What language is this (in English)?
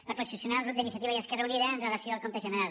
Catalan